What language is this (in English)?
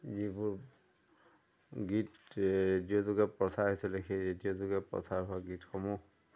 Assamese